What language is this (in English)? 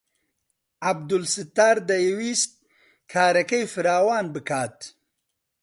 Central Kurdish